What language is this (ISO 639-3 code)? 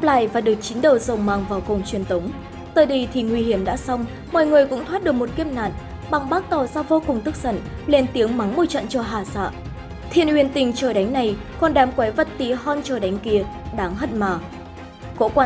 vie